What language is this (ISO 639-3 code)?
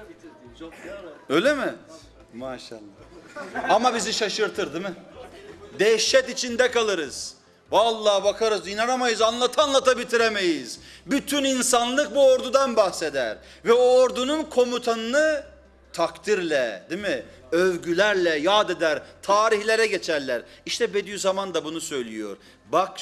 tur